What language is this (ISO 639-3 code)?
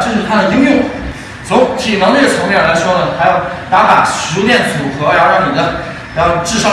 zho